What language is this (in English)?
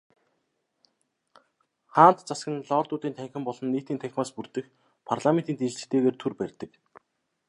Mongolian